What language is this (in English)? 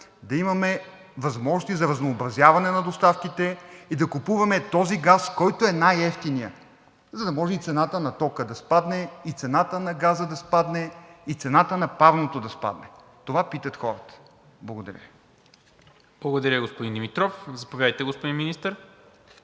Bulgarian